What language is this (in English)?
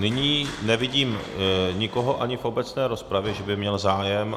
Czech